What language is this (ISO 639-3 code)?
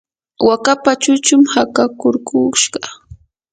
qur